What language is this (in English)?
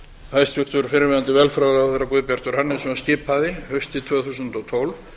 Icelandic